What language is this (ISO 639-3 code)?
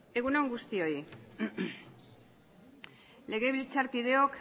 eus